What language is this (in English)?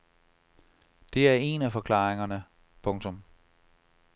Danish